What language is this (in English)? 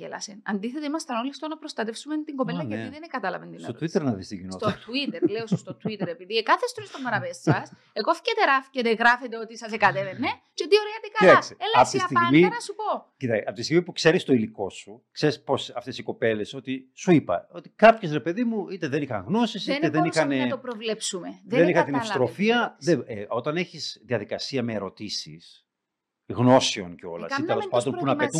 Greek